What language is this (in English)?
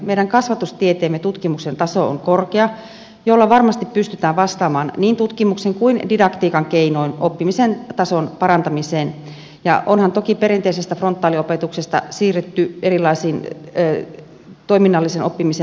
Finnish